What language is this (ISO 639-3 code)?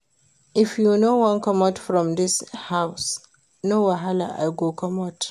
pcm